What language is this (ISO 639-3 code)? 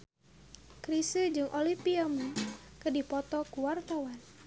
sun